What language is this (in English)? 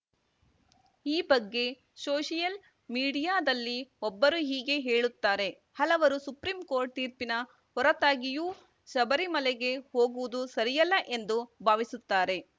Kannada